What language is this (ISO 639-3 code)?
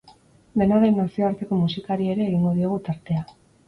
eus